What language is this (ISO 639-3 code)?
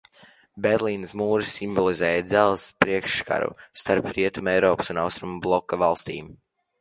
lav